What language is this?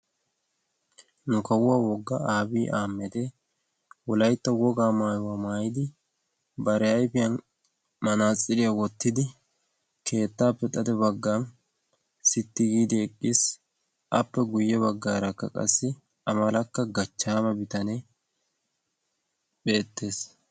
Wolaytta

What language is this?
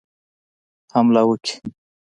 Pashto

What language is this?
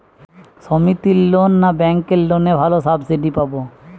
Bangla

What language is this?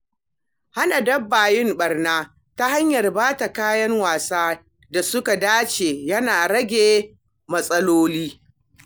Hausa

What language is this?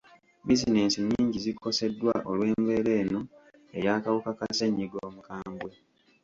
Ganda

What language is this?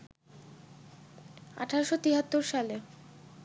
Bangla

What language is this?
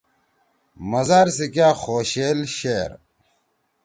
Torwali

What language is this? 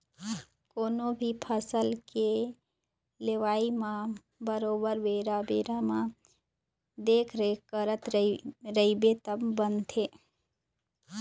Chhattisgarhi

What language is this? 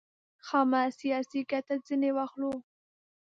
Pashto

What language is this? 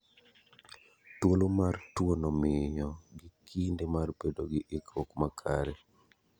Luo (Kenya and Tanzania)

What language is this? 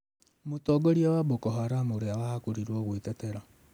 Kikuyu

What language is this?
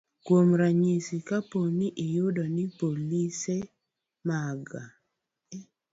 Luo (Kenya and Tanzania)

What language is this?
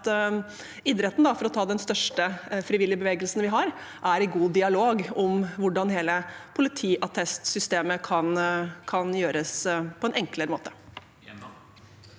Norwegian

